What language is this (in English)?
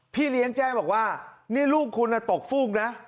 Thai